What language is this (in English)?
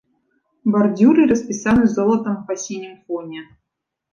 Belarusian